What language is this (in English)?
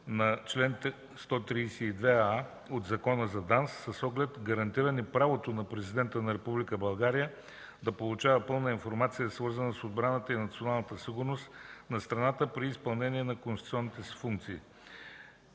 Bulgarian